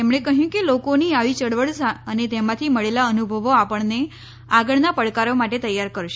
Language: Gujarati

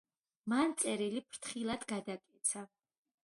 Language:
Georgian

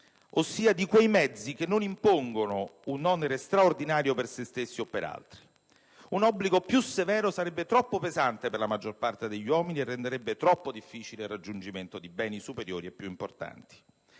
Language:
Italian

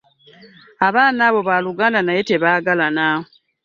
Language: Ganda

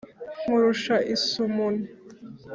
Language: Kinyarwanda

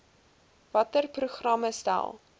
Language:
Afrikaans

